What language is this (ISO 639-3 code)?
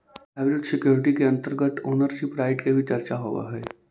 mag